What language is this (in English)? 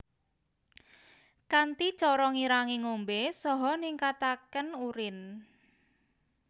Javanese